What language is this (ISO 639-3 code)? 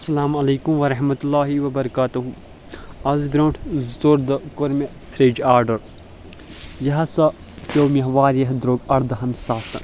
kas